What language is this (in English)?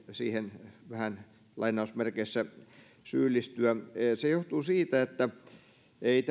Finnish